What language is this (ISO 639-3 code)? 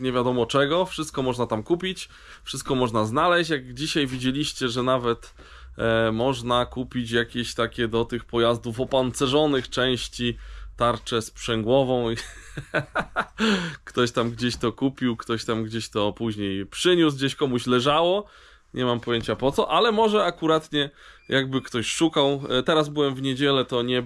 pol